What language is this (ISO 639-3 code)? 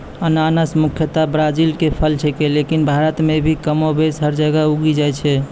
mai